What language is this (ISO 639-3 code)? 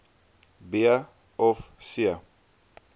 afr